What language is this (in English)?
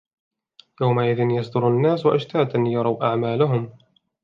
Arabic